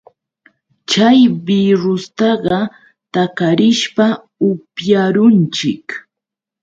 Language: Yauyos Quechua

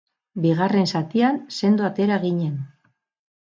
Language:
Basque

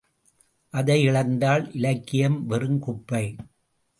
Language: Tamil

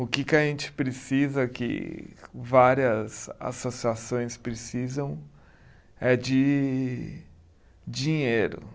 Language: Portuguese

